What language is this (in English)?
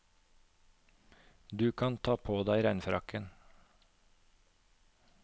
Norwegian